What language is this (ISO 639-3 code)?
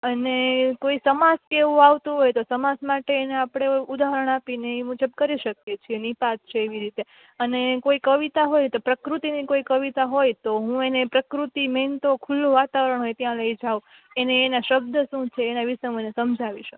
guj